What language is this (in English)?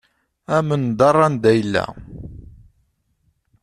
Kabyle